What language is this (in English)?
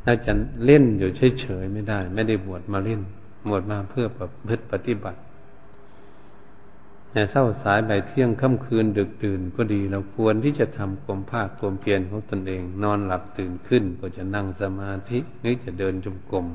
Thai